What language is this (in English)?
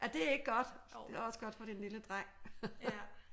Danish